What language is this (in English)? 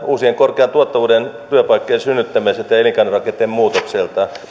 Finnish